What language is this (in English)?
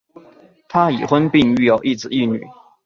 Chinese